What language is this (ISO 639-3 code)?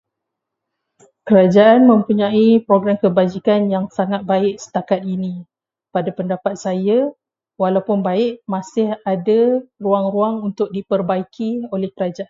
msa